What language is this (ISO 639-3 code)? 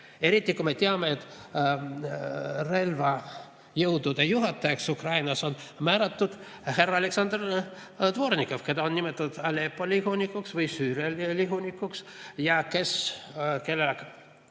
est